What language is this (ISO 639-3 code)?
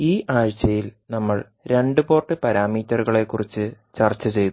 mal